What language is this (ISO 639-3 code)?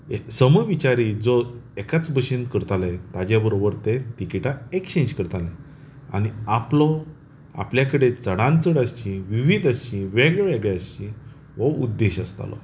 kok